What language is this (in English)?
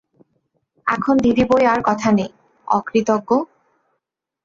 Bangla